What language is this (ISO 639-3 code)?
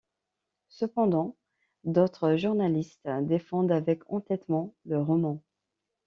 fra